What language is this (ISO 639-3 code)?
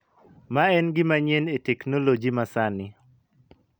luo